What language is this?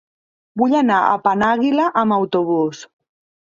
Catalan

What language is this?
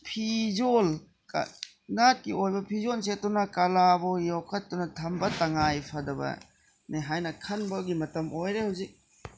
Manipuri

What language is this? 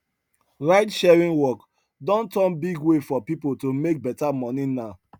Nigerian Pidgin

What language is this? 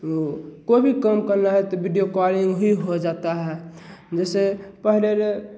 Hindi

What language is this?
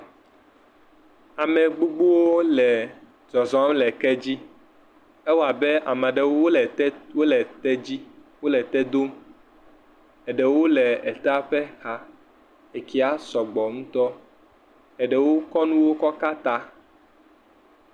Ewe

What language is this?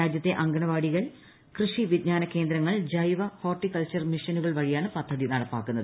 Malayalam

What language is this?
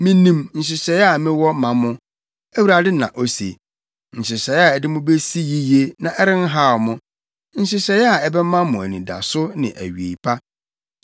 Akan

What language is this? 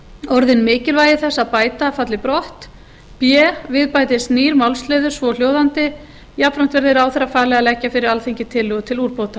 Icelandic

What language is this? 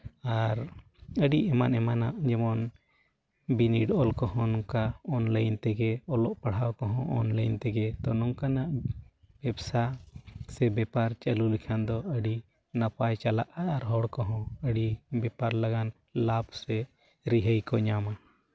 Santali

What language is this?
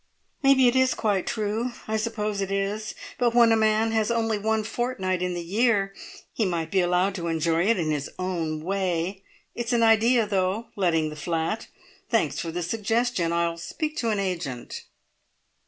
English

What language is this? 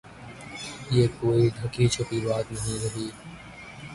Urdu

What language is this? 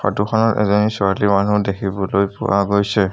Assamese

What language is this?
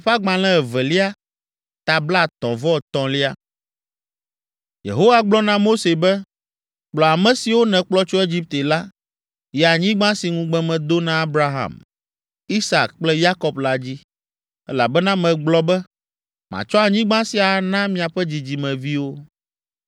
Ewe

